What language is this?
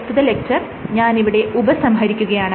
Malayalam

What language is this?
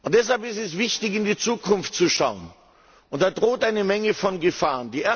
German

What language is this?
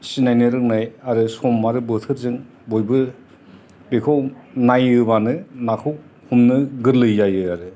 Bodo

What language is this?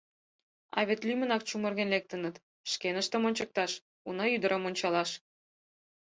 Mari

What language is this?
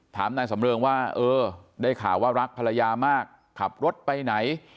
Thai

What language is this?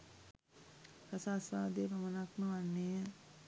Sinhala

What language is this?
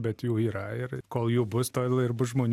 Lithuanian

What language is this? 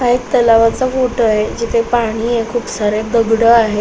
Marathi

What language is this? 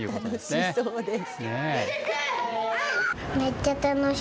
Japanese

